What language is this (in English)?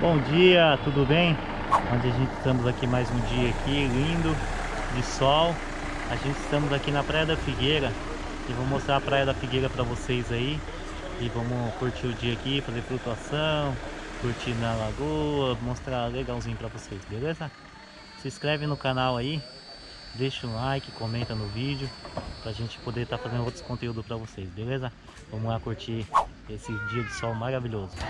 Portuguese